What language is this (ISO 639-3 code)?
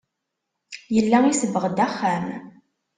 kab